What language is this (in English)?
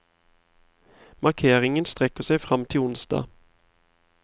Norwegian